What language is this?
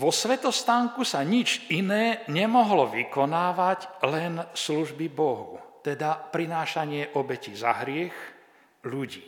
Slovak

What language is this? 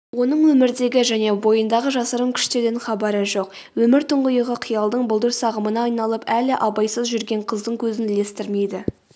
Kazakh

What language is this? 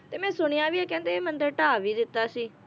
Punjabi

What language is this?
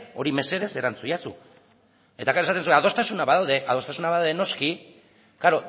Basque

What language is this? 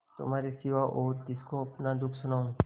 Hindi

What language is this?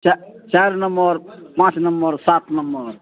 Maithili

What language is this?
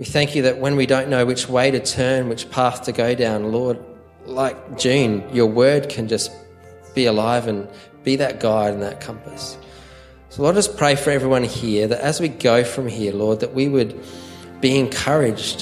English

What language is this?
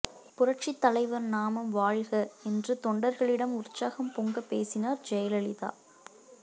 Tamil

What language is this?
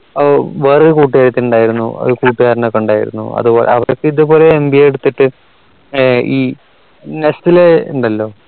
Malayalam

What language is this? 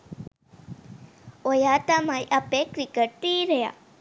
Sinhala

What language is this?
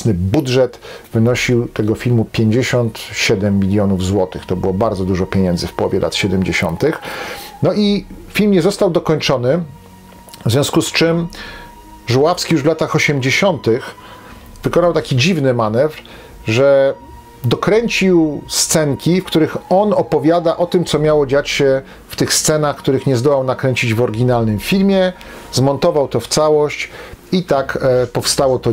Polish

